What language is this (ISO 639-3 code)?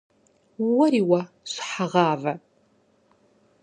kbd